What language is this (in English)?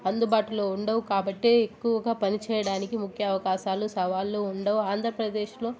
Telugu